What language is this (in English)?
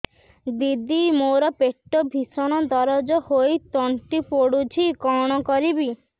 Odia